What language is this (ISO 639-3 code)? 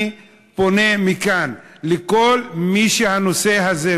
heb